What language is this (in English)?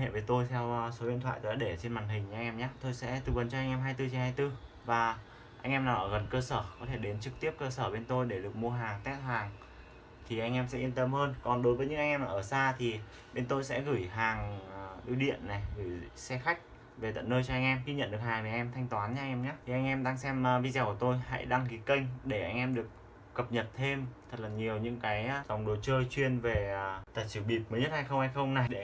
Vietnamese